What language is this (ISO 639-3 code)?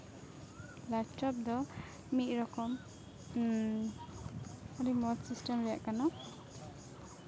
sat